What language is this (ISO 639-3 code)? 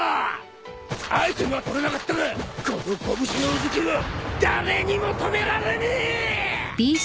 jpn